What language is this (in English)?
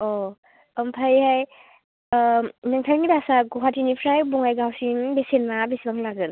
Bodo